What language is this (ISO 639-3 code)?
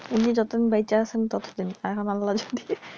ben